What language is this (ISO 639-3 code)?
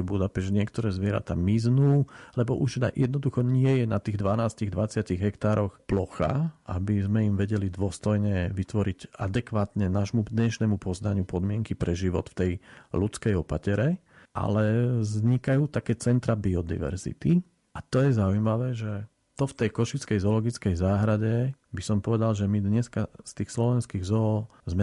slk